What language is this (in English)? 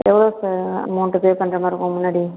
Tamil